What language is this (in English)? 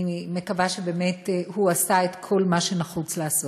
Hebrew